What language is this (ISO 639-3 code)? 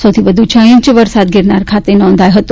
guj